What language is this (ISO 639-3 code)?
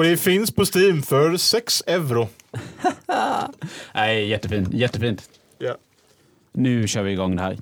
swe